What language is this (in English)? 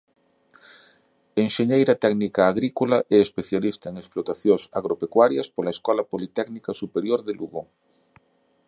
Galician